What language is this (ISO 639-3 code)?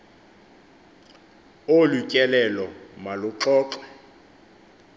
xho